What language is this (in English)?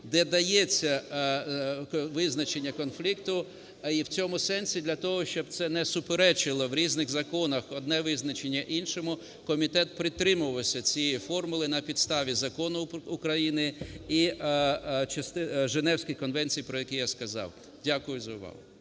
Ukrainian